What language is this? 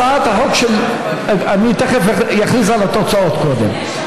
Hebrew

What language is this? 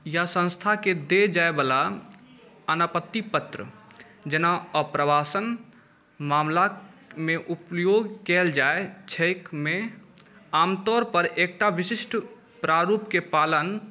Maithili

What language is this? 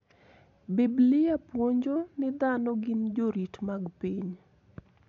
Luo (Kenya and Tanzania)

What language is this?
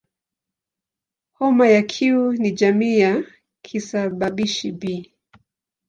Swahili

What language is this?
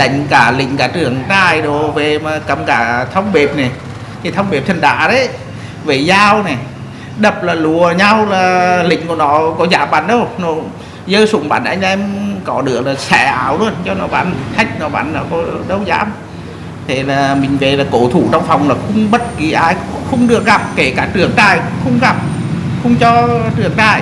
Vietnamese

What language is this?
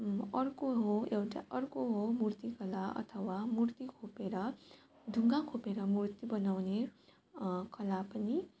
Nepali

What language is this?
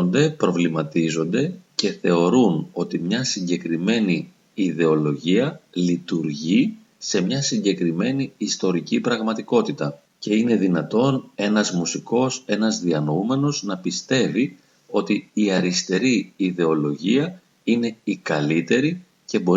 Greek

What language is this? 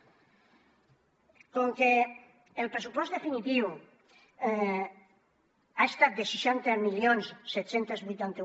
Catalan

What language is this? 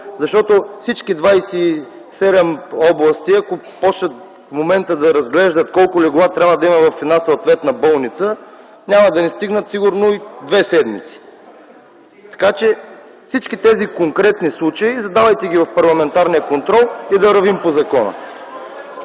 Bulgarian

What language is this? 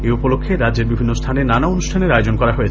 Bangla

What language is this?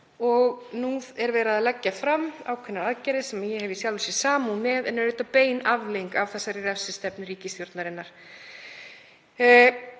Icelandic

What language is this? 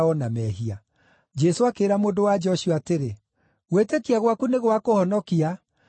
Kikuyu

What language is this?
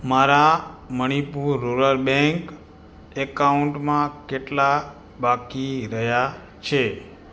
Gujarati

